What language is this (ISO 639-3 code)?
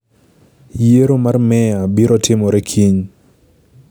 luo